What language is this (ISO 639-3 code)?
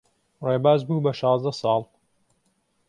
ckb